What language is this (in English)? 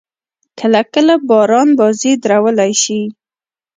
Pashto